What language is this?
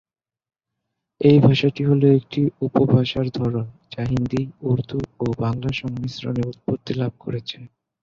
Bangla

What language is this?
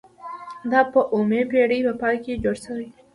Pashto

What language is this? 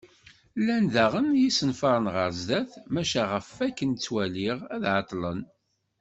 Kabyle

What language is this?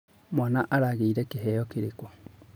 Kikuyu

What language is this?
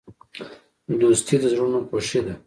Pashto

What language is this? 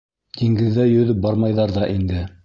Bashkir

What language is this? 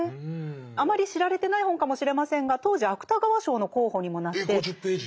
Japanese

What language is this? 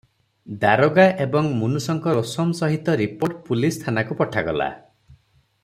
Odia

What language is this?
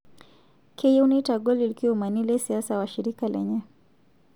Masai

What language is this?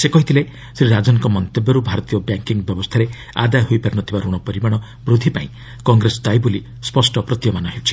Odia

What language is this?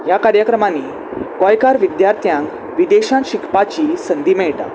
Konkani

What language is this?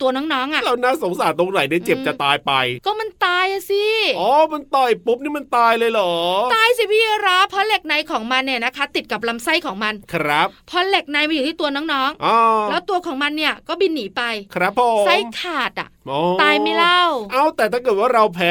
Thai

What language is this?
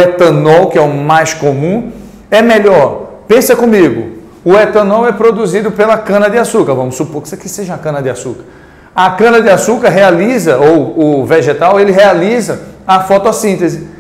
Portuguese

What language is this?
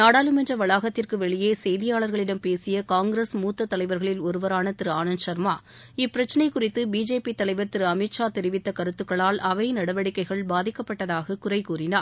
Tamil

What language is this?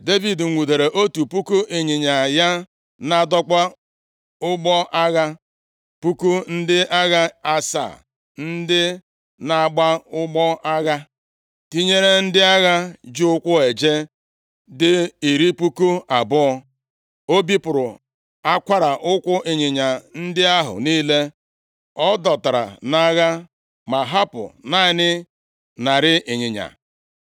Igbo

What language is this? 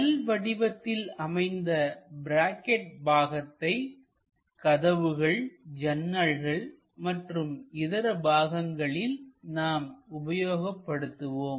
Tamil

